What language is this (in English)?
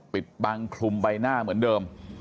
Thai